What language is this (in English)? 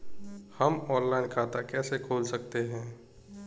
Hindi